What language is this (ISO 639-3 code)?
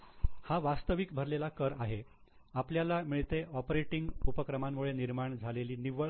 mar